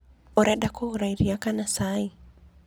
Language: Kikuyu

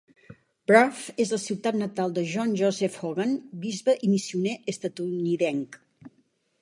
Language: Catalan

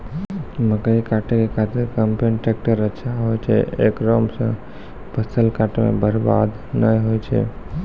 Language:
Maithili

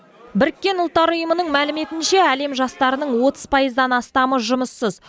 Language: Kazakh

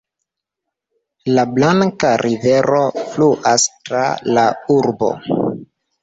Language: Esperanto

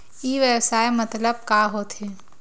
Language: Chhattisgarhi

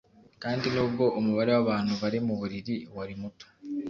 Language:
Kinyarwanda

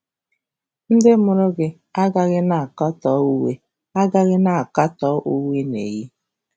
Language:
Igbo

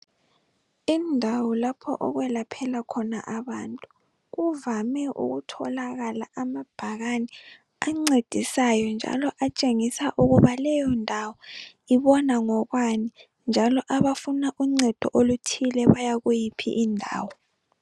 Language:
North Ndebele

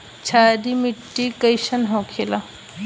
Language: Bhojpuri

